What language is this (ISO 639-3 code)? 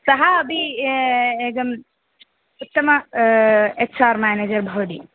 san